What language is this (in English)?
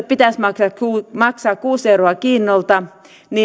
Finnish